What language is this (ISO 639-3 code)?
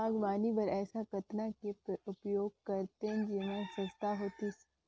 hne